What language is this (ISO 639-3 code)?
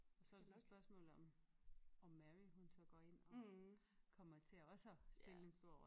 dan